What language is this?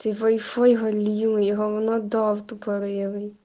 Russian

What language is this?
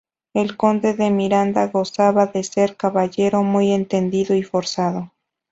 Spanish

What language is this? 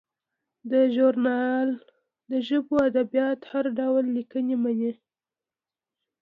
Pashto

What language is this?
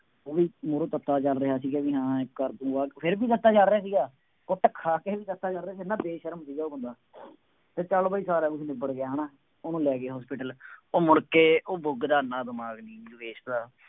Punjabi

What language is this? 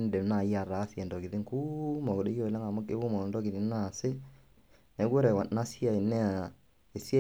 Masai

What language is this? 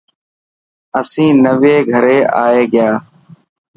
Dhatki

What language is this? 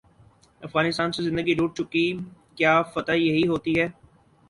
Urdu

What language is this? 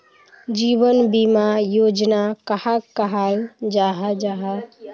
Magahi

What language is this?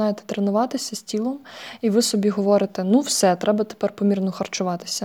Ukrainian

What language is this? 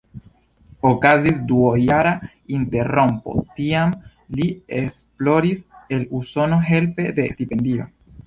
Esperanto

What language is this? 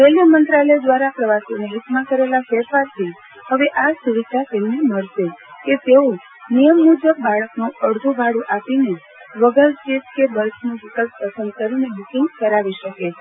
Gujarati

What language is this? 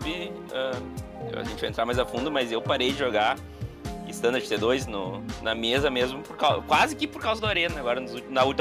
Portuguese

